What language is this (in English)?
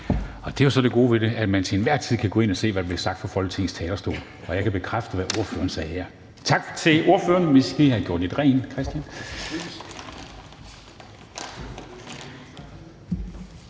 Danish